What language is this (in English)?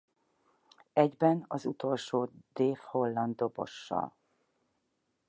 Hungarian